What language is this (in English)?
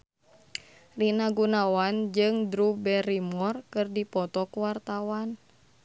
Sundanese